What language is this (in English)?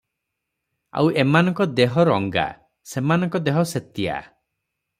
Odia